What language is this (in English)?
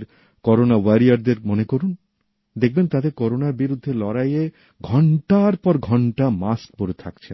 Bangla